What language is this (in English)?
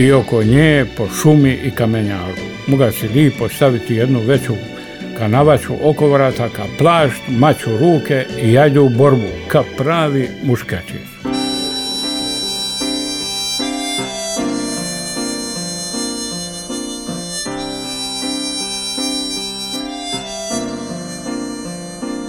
Croatian